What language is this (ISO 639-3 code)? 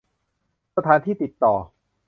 tha